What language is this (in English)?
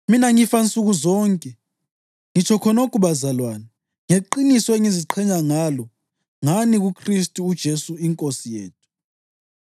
North Ndebele